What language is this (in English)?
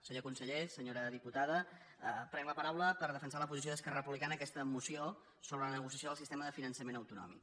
Catalan